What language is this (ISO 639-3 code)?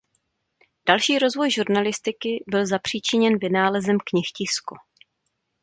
ces